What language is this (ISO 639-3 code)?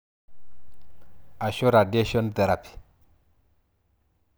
mas